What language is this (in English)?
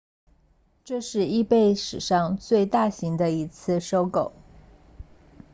Chinese